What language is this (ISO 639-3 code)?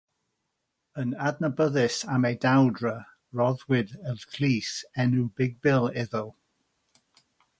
cym